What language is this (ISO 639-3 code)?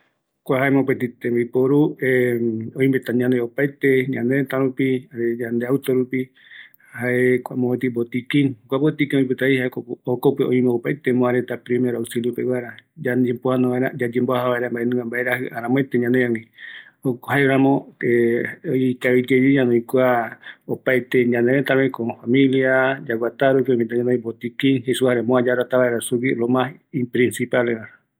gui